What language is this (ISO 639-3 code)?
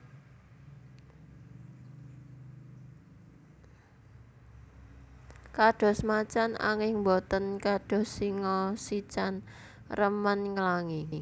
jav